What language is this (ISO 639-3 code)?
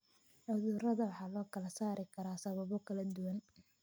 som